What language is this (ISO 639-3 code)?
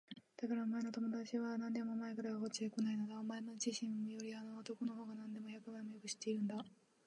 jpn